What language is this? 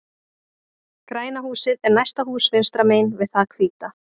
Icelandic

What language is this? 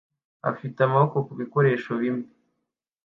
Kinyarwanda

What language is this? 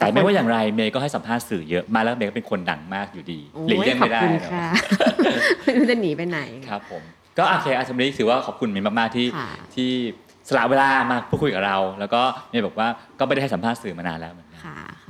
Thai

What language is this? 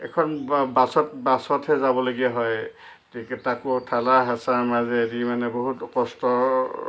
Assamese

